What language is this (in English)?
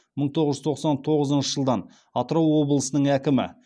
Kazakh